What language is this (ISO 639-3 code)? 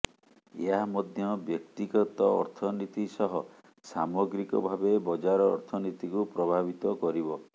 ori